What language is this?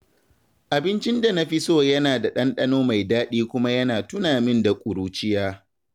Hausa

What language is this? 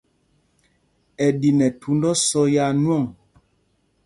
Mpumpong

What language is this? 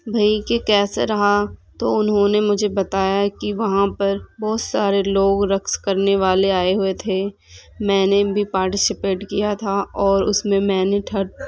Urdu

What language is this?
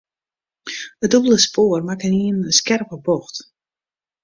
Western Frisian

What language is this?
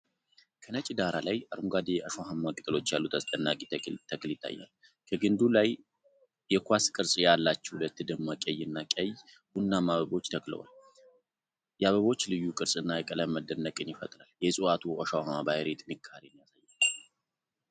Amharic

